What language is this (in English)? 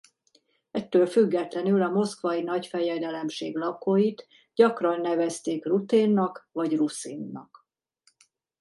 Hungarian